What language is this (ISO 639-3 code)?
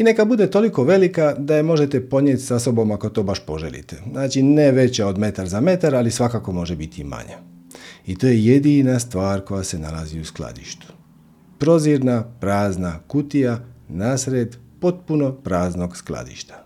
hrv